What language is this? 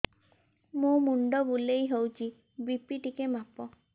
Odia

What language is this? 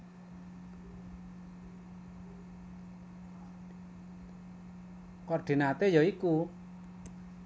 Javanese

